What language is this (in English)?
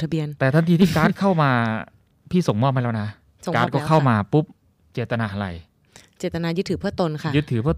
Thai